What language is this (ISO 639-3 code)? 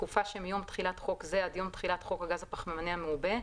heb